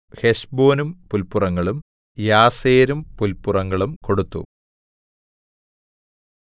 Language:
Malayalam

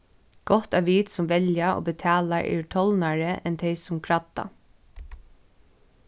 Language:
Faroese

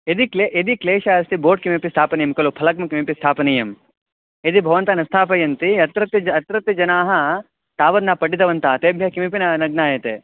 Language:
Sanskrit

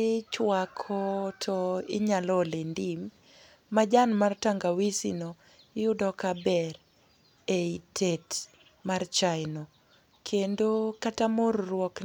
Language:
Luo (Kenya and Tanzania)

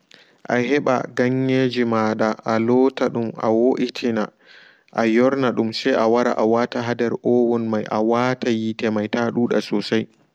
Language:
Fula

